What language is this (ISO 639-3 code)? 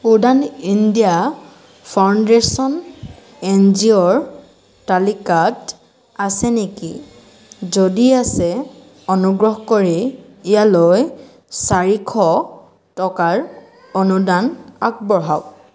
asm